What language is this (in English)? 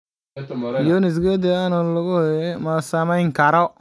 Somali